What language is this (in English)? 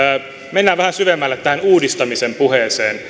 Finnish